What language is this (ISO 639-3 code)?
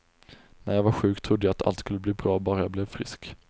swe